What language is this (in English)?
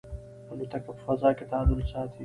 Pashto